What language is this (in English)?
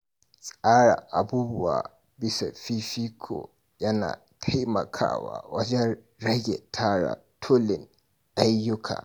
Hausa